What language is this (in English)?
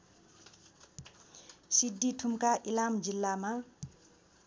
Nepali